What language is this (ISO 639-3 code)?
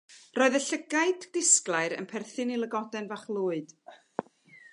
cym